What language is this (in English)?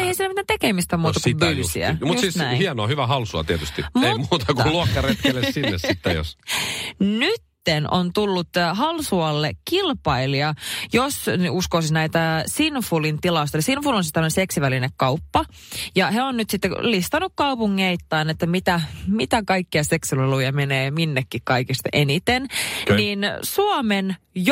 Finnish